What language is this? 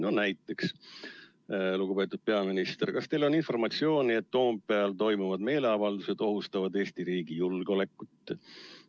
Estonian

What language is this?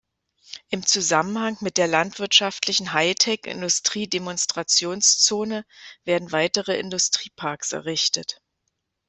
German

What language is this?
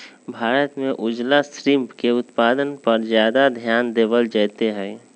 Magahi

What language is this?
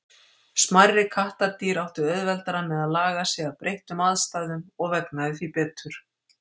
Icelandic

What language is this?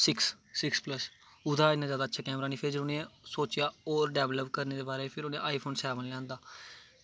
Dogri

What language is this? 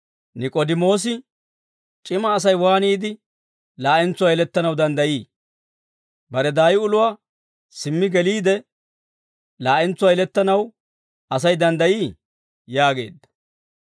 Dawro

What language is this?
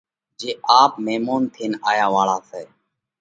Parkari Koli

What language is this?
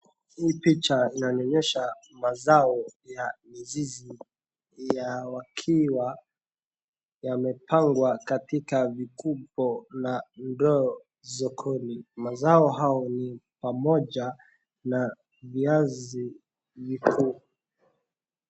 Swahili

